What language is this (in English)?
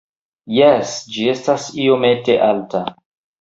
Esperanto